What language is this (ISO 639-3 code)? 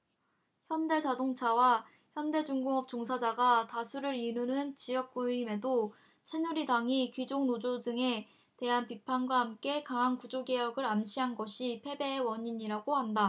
kor